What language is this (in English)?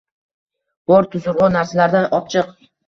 Uzbek